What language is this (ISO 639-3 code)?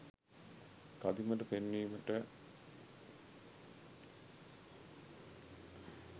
sin